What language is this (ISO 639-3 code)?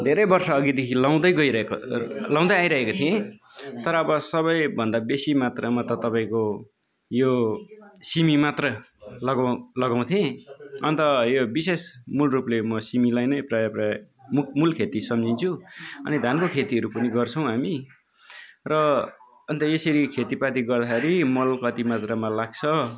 nep